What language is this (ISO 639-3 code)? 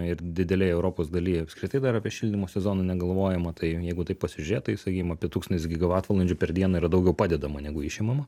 lit